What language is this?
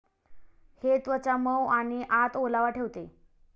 Marathi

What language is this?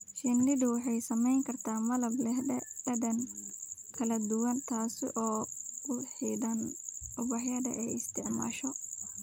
Somali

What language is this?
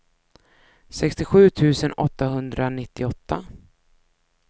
Swedish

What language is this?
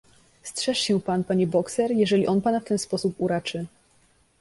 Polish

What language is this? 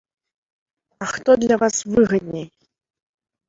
Belarusian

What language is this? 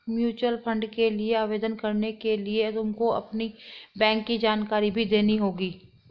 Hindi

